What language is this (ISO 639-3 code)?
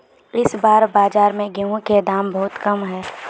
mag